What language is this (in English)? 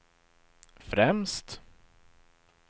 Swedish